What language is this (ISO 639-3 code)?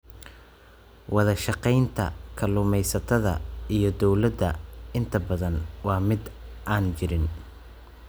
som